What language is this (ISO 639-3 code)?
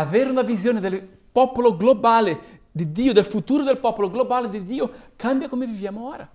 ita